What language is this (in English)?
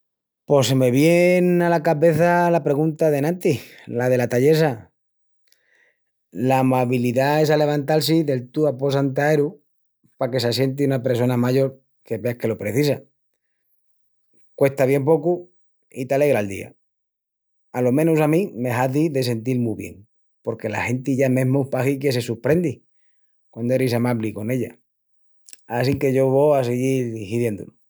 Extremaduran